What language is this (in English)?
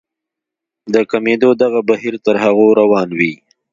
Pashto